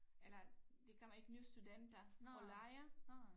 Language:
Danish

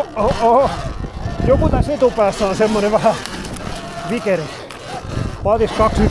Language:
Finnish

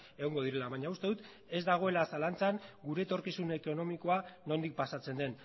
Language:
Basque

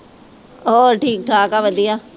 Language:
Punjabi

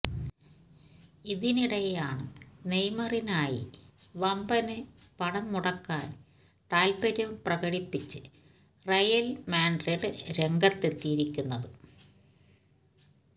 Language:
Malayalam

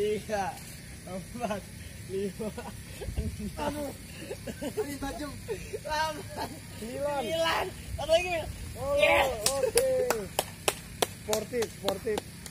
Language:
Indonesian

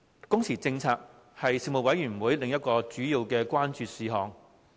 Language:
Cantonese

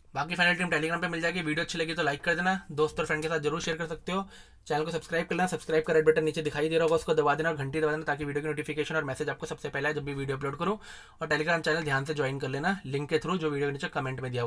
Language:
Hindi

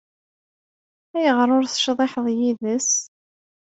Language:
Kabyle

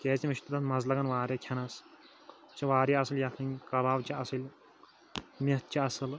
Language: Kashmiri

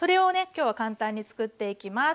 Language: Japanese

